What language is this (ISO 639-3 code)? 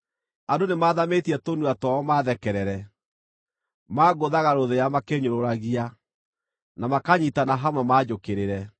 kik